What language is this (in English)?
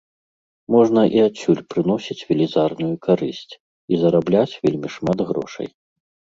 Belarusian